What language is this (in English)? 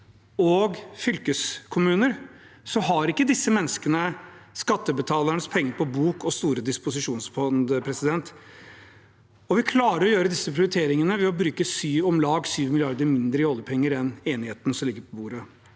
Norwegian